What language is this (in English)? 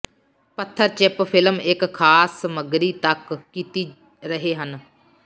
Punjabi